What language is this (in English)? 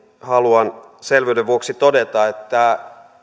Finnish